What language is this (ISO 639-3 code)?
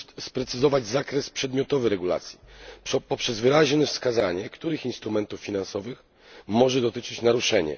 pol